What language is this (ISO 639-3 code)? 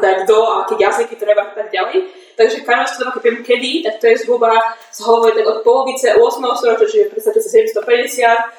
slk